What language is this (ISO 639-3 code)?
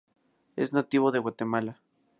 spa